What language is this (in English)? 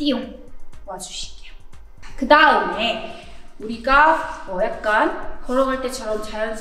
Korean